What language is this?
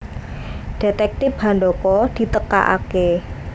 Javanese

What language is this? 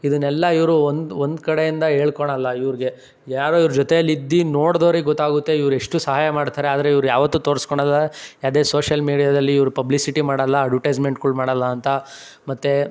Kannada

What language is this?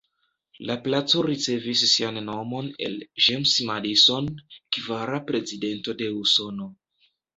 Esperanto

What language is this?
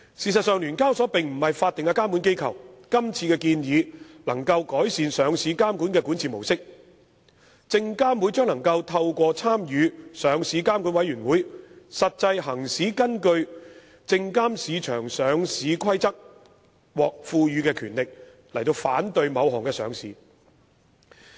Cantonese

